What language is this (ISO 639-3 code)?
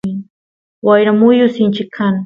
qus